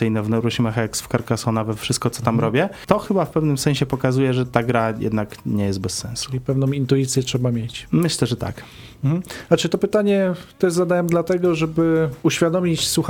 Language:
Polish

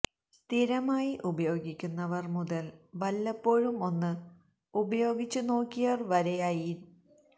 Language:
Malayalam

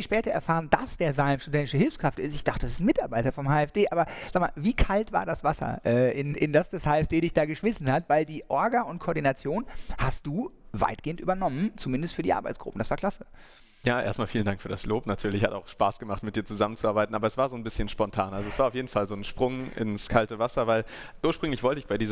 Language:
German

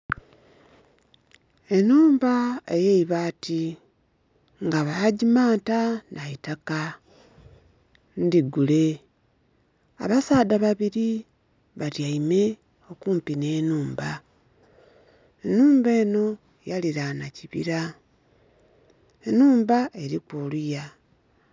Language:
Soga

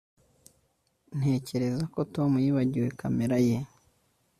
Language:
Kinyarwanda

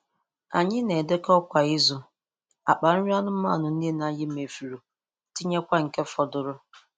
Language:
Igbo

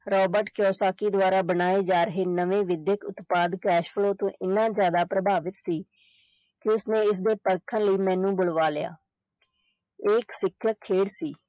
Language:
Punjabi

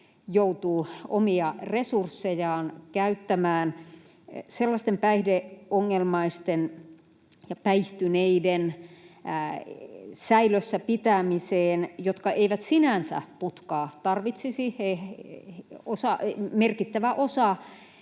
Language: Finnish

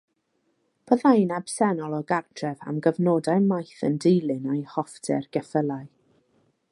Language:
Welsh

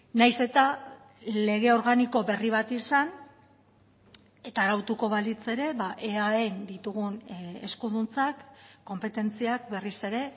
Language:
Basque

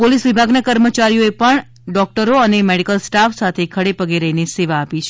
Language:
Gujarati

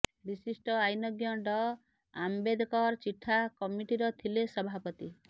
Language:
Odia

